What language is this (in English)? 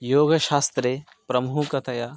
Sanskrit